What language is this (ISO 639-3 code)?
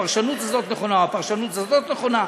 heb